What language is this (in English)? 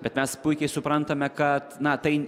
Lithuanian